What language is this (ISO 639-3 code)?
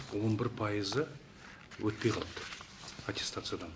kaz